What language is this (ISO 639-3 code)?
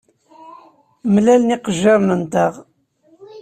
kab